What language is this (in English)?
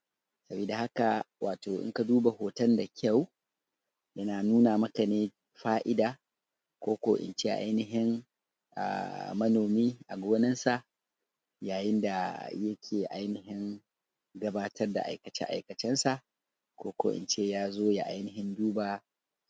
Hausa